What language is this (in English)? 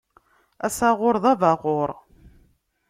Kabyle